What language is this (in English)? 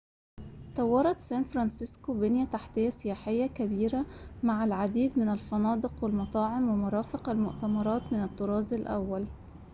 Arabic